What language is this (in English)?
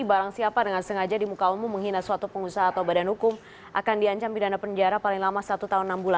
Indonesian